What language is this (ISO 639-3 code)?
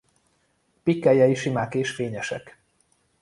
hun